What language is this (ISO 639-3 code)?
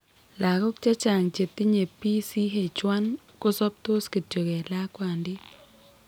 kln